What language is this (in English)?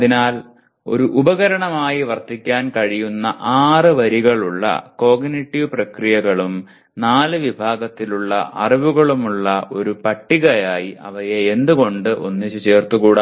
Malayalam